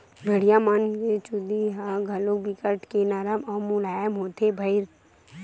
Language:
Chhattisgarhi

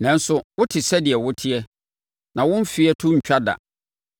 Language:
Akan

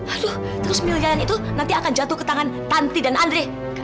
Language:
Indonesian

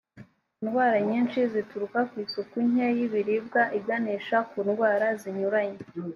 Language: Kinyarwanda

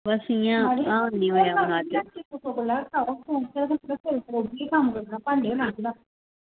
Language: Dogri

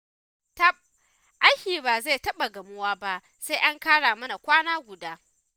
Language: Hausa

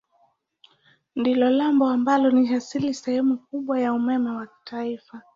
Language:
Swahili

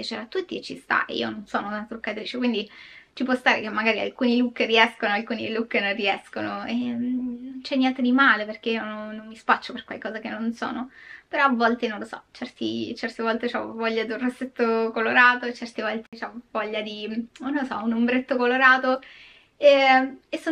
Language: Italian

